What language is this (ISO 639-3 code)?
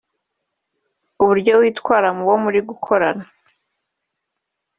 kin